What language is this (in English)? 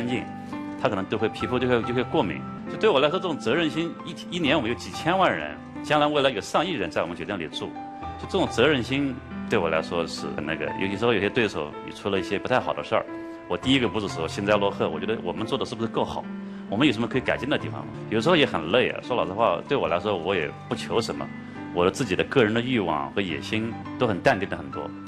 Chinese